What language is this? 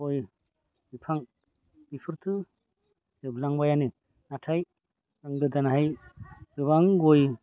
Bodo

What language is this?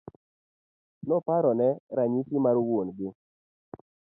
Luo (Kenya and Tanzania)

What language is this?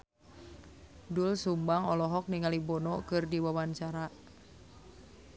Sundanese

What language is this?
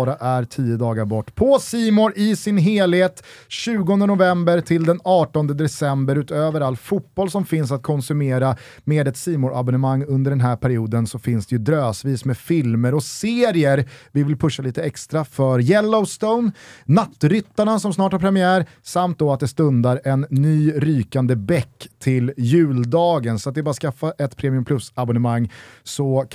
Swedish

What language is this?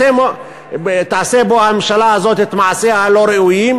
Hebrew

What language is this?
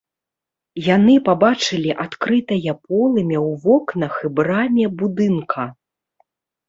Belarusian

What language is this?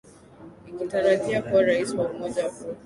Swahili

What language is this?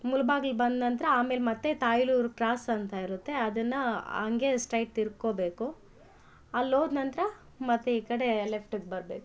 Kannada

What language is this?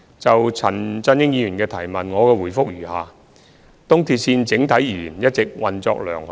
Cantonese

